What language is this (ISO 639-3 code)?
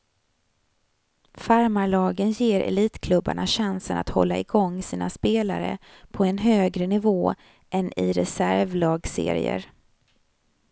swe